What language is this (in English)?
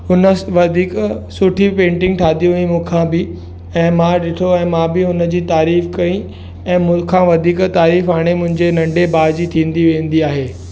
Sindhi